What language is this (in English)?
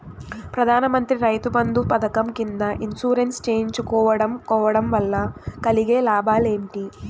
Telugu